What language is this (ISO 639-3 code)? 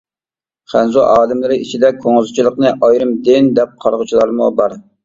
uig